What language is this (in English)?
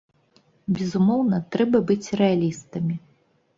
Belarusian